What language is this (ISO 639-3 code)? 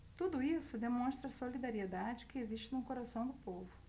por